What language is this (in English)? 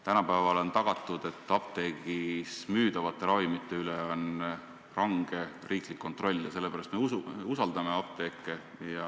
Estonian